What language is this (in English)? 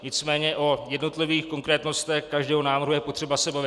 Czech